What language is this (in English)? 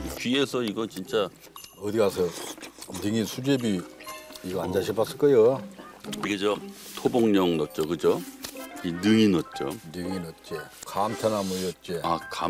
Korean